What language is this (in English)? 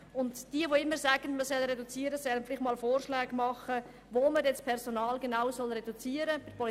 Swiss German